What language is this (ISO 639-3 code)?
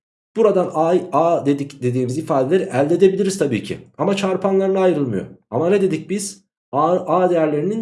tur